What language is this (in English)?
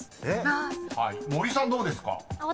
Japanese